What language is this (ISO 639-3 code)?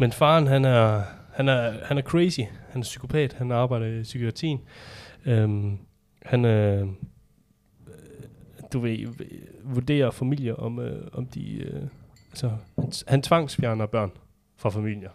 dan